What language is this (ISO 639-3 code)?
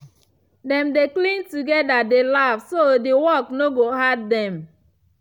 pcm